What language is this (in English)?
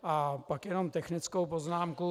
Czech